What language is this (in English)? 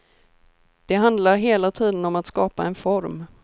Swedish